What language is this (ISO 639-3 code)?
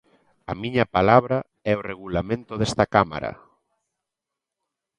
glg